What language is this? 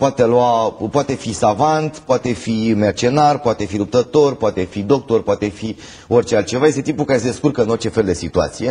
Romanian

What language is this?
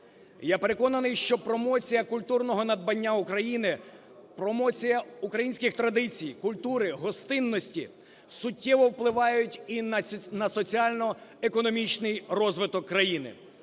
Ukrainian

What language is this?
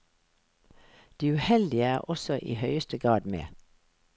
Norwegian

